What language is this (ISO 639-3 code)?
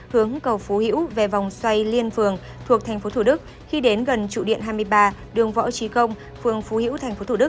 vie